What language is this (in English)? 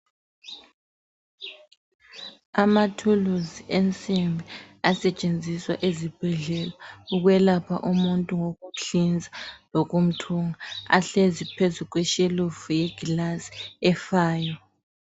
North Ndebele